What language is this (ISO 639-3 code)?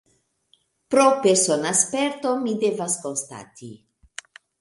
epo